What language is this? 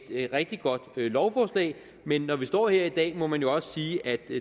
Danish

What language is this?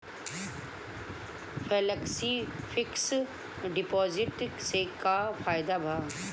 Bhojpuri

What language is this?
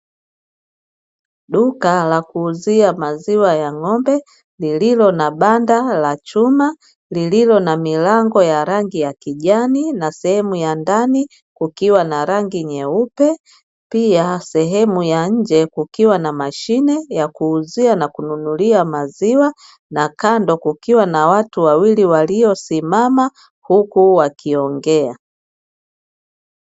Swahili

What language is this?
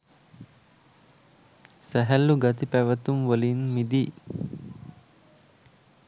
Sinhala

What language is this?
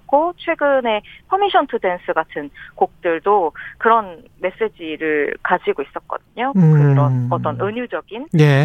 Korean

